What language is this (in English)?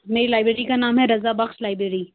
Urdu